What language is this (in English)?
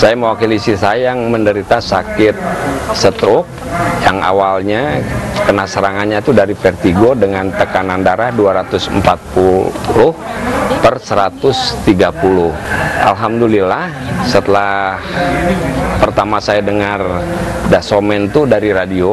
Indonesian